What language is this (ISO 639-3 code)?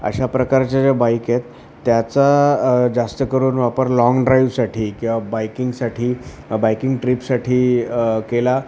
mar